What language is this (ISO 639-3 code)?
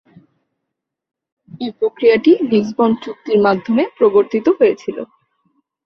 ben